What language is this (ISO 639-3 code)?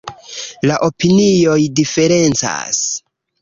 epo